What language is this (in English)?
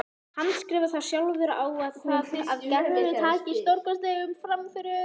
Icelandic